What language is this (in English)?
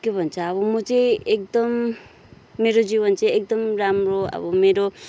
Nepali